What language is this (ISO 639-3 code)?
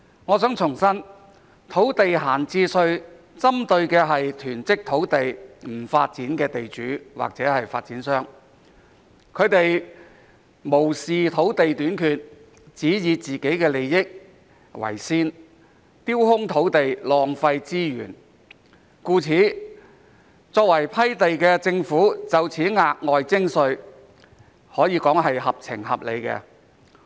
yue